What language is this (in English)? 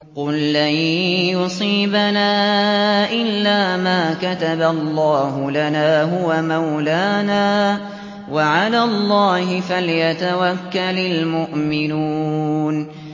Arabic